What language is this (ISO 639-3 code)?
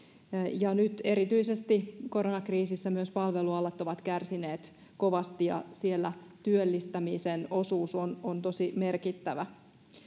fin